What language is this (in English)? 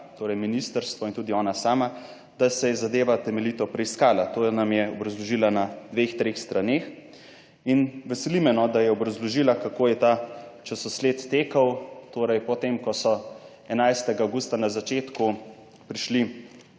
Slovenian